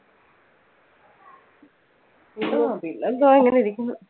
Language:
Malayalam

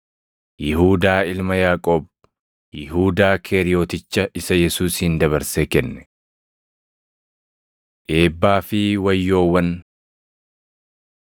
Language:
Oromo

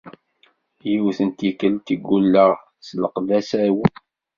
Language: Kabyle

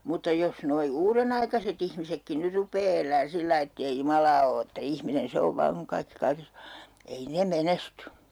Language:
Finnish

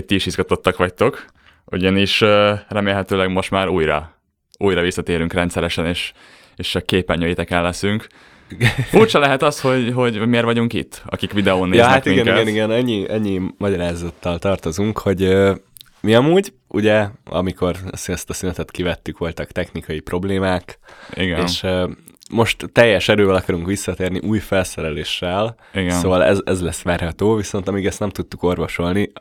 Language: Hungarian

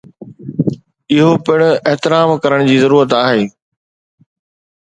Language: Sindhi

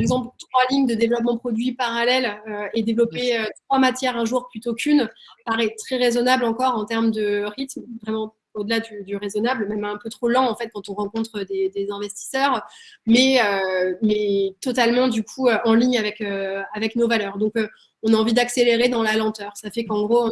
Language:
French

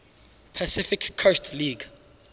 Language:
English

